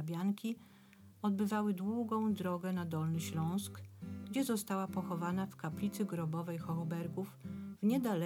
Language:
Polish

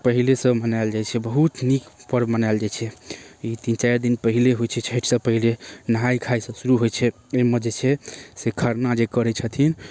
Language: Maithili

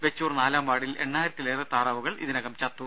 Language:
Malayalam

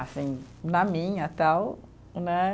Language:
Portuguese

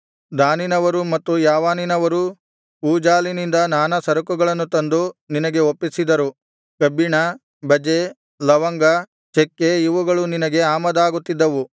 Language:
Kannada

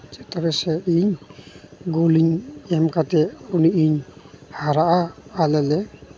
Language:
Santali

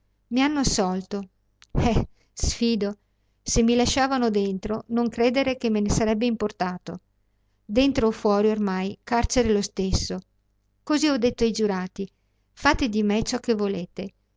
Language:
Italian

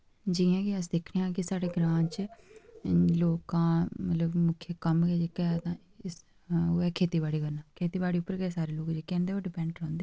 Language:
Dogri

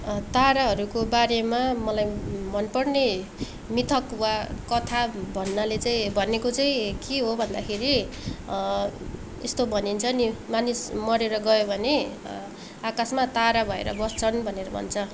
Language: Nepali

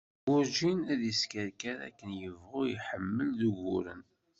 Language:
Kabyle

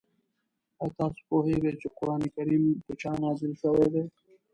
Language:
Pashto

